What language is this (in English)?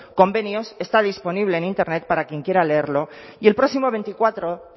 Spanish